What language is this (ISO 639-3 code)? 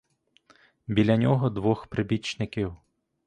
ukr